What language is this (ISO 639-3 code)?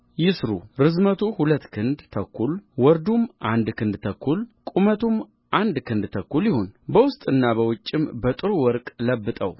amh